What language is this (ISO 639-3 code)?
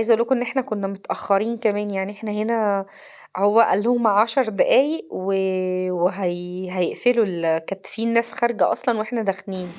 ara